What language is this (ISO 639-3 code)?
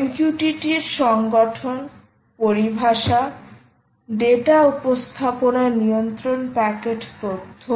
ben